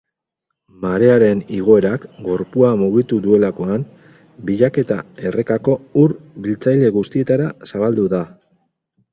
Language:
Basque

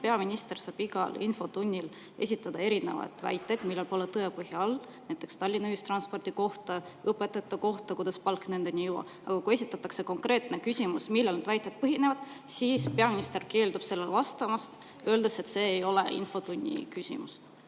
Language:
Estonian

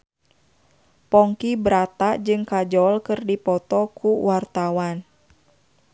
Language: Sundanese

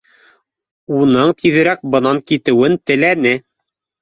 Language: Bashkir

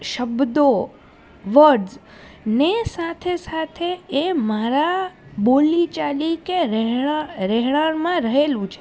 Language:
Gujarati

